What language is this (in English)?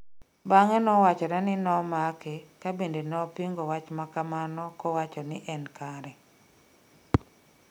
Luo (Kenya and Tanzania)